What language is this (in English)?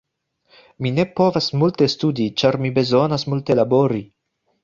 Esperanto